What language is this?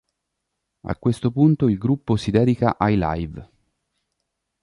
Italian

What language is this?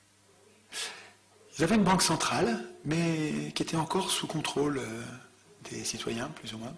French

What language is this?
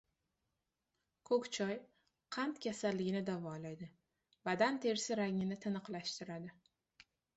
Uzbek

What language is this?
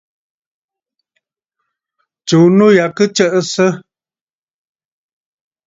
Bafut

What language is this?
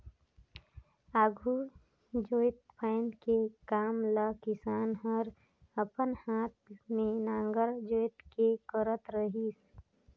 Chhattisgarhi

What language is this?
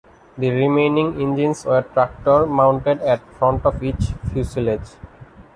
English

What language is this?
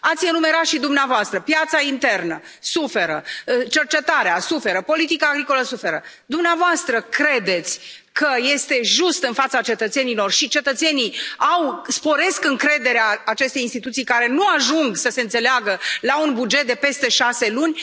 Romanian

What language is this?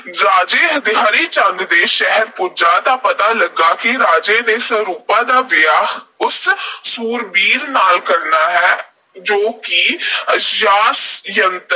Punjabi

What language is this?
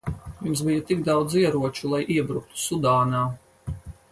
Latvian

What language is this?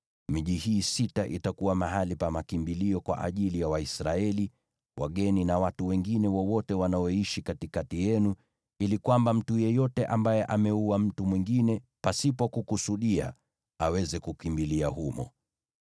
Swahili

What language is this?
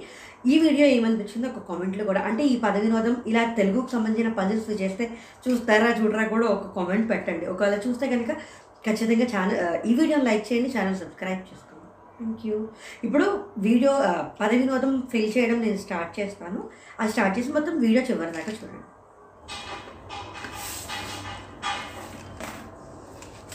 Telugu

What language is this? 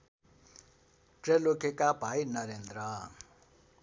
Nepali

